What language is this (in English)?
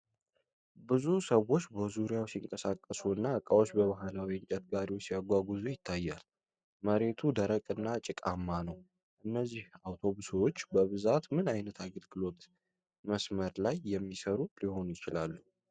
Amharic